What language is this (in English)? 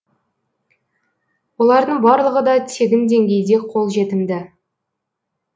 Kazakh